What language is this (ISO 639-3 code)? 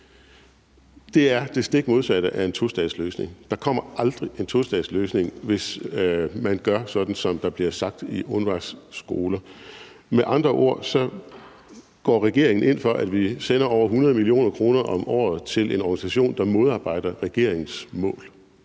dan